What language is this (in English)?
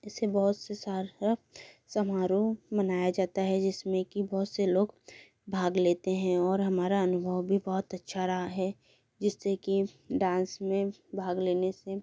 Hindi